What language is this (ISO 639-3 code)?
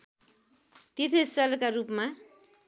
nep